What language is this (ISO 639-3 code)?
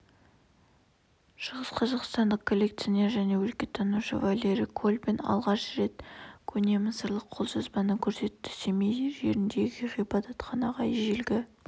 kaz